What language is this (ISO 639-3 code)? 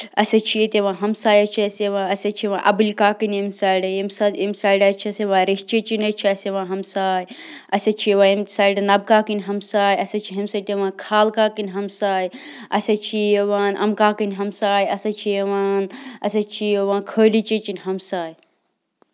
kas